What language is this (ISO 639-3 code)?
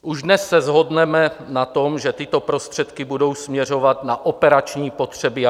ces